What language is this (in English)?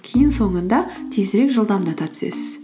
Kazakh